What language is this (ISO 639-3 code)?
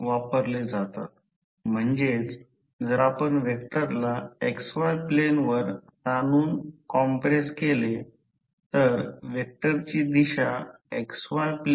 mar